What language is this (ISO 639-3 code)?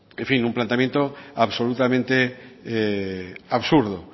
spa